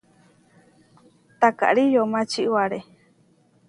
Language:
Huarijio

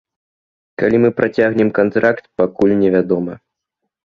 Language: Belarusian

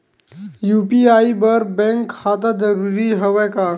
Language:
Chhattisgarhi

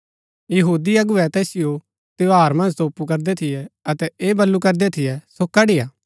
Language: Gaddi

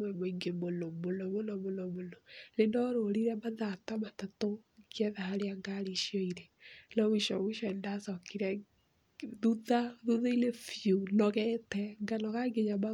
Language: Kikuyu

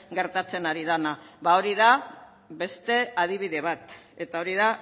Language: Basque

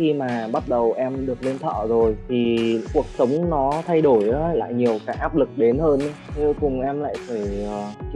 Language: Vietnamese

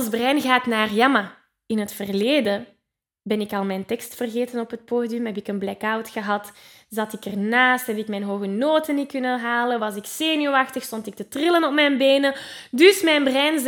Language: Dutch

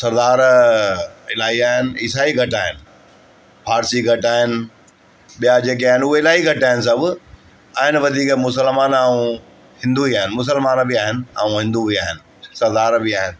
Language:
Sindhi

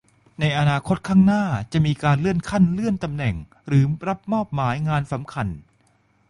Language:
Thai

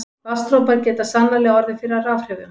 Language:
Icelandic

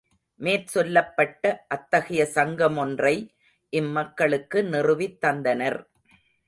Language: Tamil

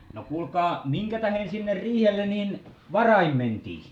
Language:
Finnish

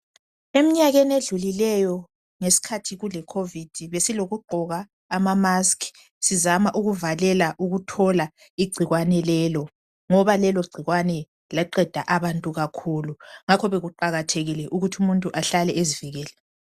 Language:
North Ndebele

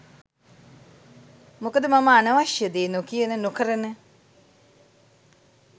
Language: Sinhala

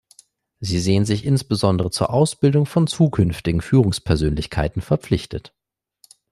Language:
German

